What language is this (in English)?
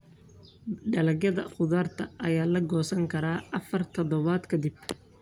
Somali